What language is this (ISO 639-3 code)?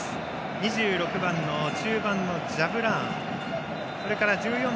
jpn